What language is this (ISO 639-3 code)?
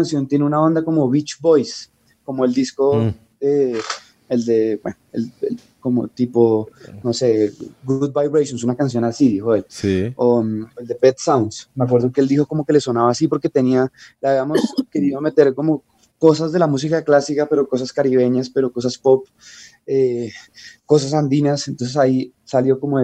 spa